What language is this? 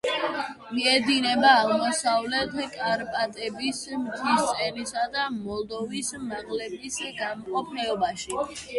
Georgian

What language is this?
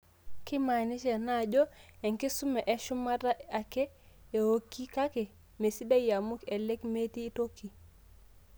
Masai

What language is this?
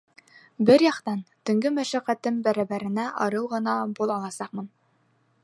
Bashkir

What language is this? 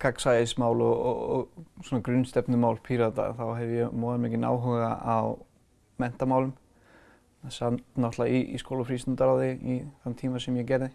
Icelandic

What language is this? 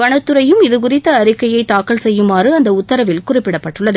Tamil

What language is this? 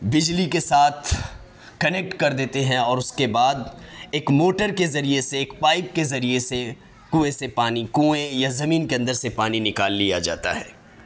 Urdu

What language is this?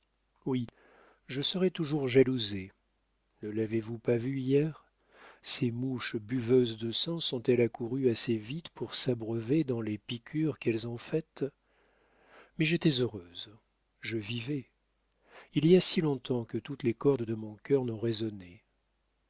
French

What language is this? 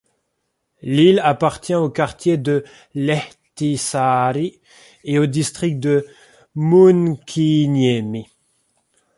French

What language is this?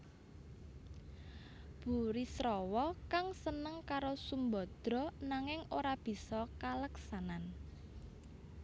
Javanese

